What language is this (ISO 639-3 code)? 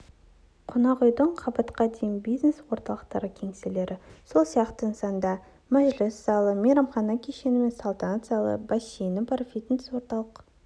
kaz